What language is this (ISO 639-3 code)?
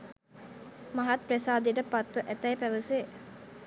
sin